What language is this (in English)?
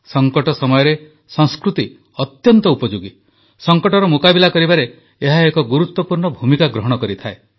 Odia